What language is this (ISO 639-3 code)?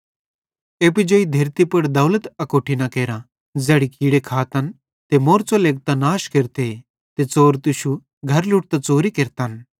bhd